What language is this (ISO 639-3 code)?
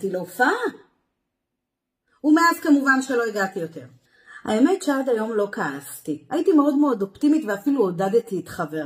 heb